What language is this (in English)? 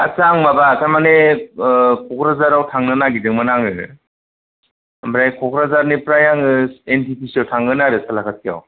Bodo